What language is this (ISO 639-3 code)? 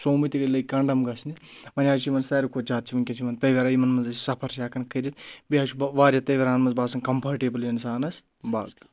kas